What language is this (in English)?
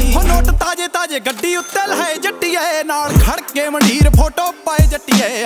Punjabi